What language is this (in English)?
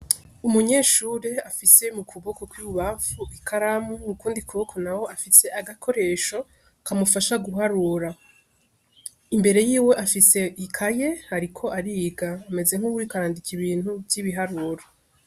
Rundi